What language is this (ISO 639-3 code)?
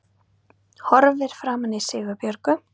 isl